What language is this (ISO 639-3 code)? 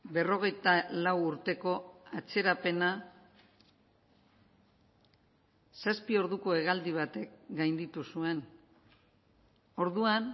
eus